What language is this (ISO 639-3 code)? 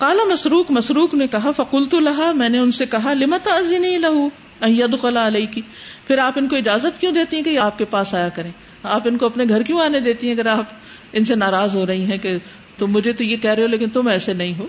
urd